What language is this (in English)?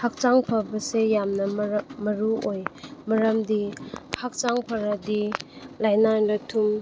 Manipuri